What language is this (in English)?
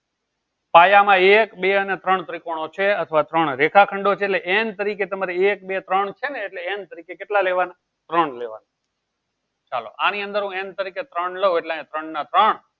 Gujarati